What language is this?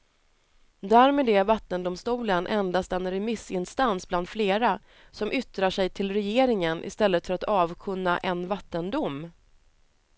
Swedish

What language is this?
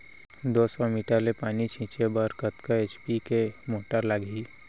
Chhattisgarhi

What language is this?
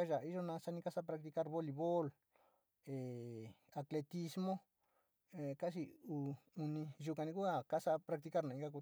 Sinicahua Mixtec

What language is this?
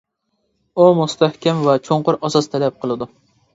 Uyghur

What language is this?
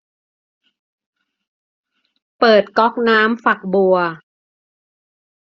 Thai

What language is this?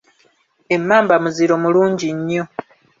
Ganda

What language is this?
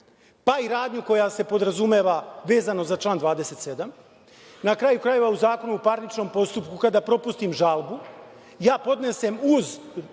Serbian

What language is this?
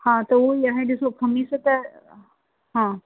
Sindhi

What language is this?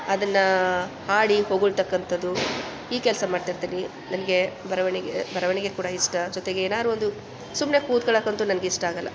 Kannada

